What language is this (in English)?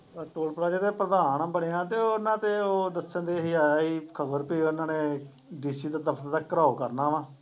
Punjabi